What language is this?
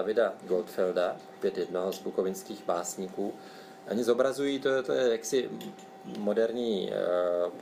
Czech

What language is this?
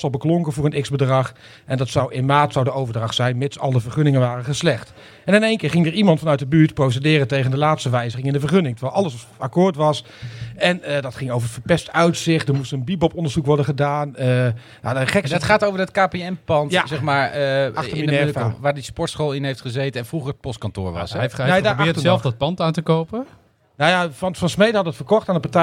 Dutch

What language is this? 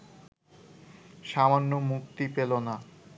Bangla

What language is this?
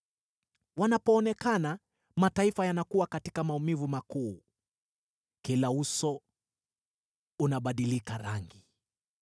Swahili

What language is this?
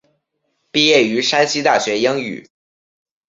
Chinese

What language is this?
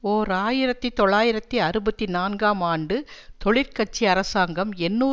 Tamil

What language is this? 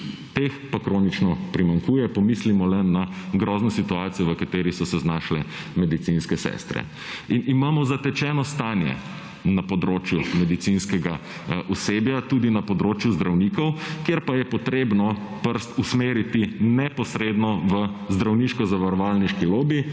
Slovenian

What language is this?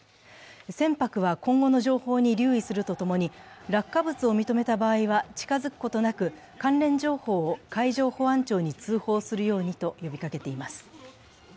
Japanese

